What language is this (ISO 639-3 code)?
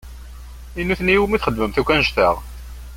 kab